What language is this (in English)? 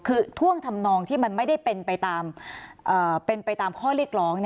Thai